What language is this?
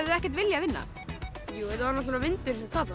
Icelandic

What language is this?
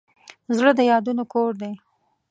Pashto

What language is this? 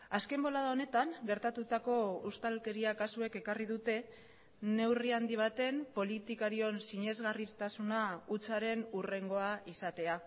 Basque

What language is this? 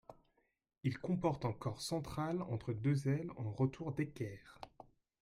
French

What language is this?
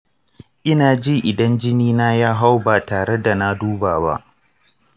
Hausa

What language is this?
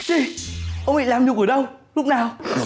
Vietnamese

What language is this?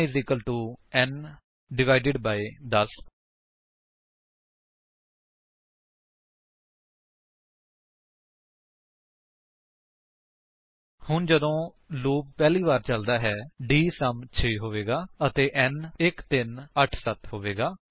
Punjabi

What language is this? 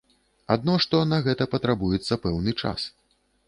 Belarusian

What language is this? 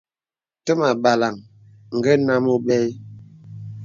Bebele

